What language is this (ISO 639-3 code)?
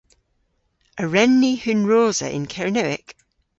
cor